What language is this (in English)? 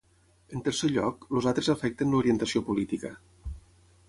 Catalan